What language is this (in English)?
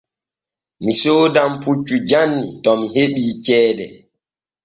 Borgu Fulfulde